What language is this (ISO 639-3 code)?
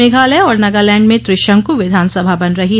hin